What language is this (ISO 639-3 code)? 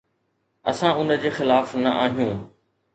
snd